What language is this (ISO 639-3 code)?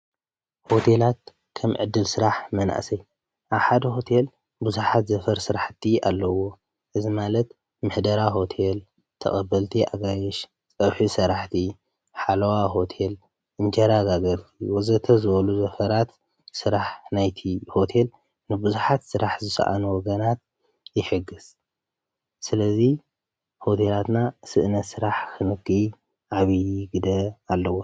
tir